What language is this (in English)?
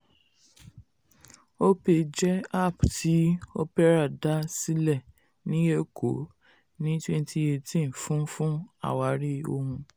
Yoruba